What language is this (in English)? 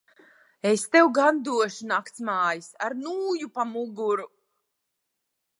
Latvian